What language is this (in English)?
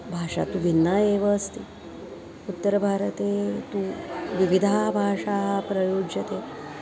Sanskrit